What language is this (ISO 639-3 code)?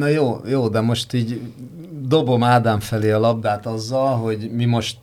hun